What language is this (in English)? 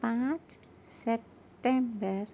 Urdu